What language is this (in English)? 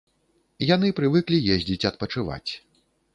Belarusian